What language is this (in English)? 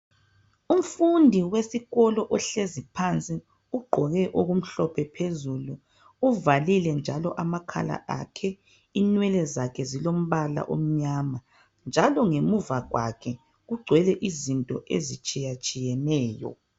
North Ndebele